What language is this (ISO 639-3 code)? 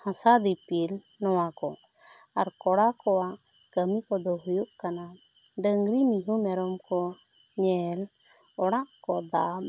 sat